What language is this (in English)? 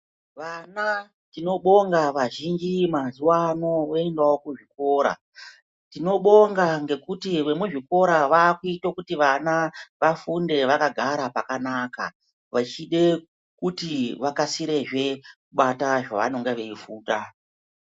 Ndau